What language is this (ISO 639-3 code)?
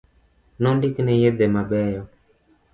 luo